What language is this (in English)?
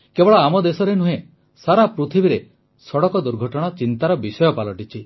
Odia